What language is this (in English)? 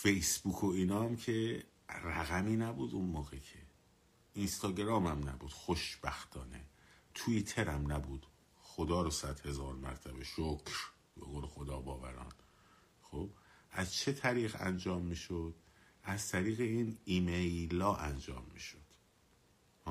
Persian